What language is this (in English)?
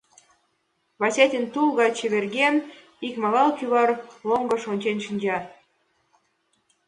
Mari